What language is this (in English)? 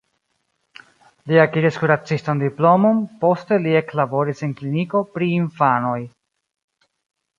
Esperanto